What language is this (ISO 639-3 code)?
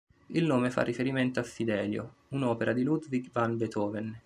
ita